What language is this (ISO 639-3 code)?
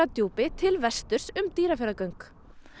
isl